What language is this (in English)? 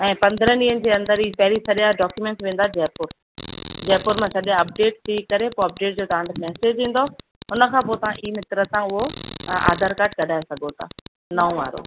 Sindhi